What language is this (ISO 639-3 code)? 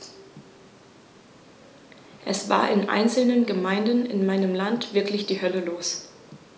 deu